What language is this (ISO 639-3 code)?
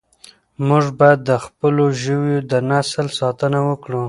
pus